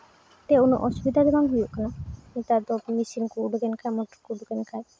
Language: Santali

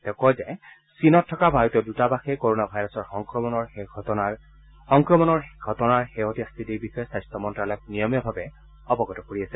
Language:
Assamese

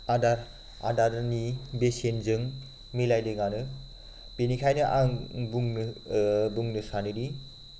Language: Bodo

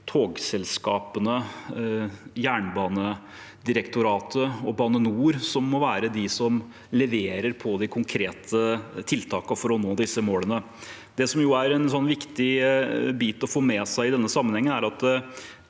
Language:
Norwegian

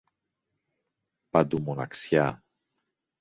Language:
Greek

